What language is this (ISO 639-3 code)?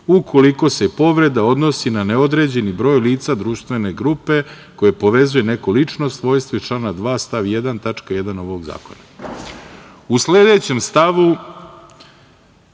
srp